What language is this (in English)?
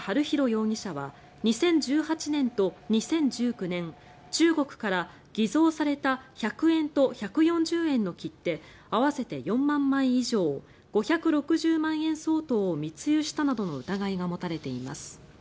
Japanese